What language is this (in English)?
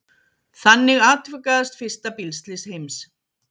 Icelandic